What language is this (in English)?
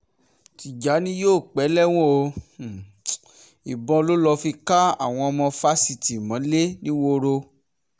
Yoruba